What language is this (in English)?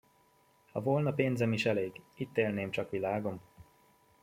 Hungarian